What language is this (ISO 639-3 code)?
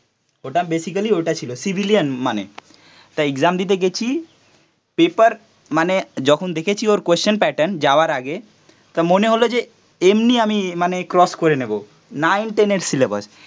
ben